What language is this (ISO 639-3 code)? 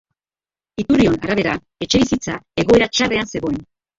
eus